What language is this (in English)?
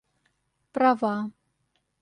Russian